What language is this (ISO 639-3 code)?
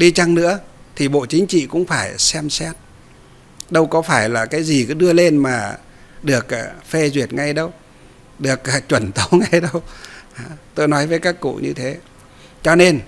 vie